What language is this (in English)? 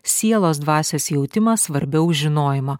Lithuanian